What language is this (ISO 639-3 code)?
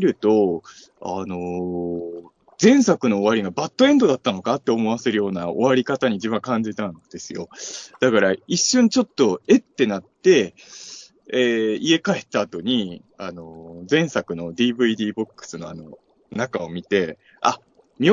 jpn